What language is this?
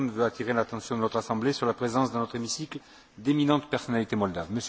French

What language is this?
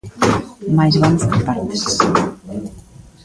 Galician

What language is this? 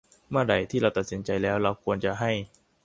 Thai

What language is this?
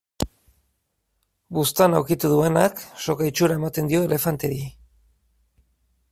Basque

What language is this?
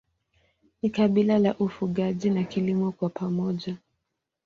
Swahili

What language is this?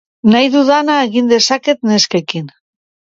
Basque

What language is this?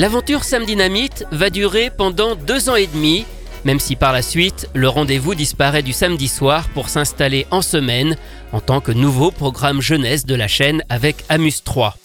French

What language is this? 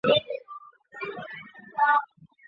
Chinese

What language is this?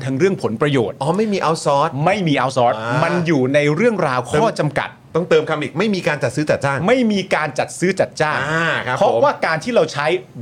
Thai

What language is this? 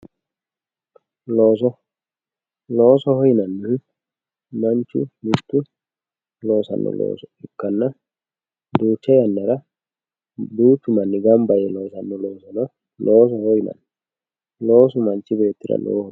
Sidamo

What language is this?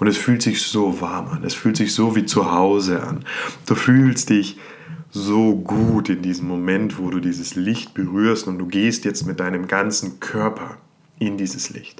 German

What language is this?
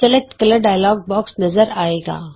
Punjabi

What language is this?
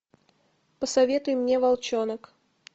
Russian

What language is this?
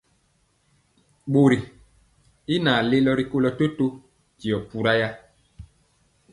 Mpiemo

